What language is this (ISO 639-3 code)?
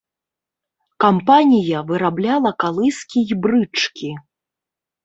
bel